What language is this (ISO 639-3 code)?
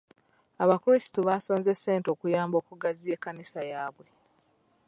lug